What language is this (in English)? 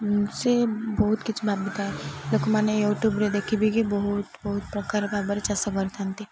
Odia